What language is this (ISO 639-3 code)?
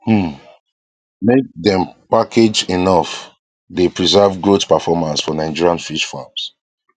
pcm